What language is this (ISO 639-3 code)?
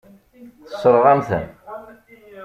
kab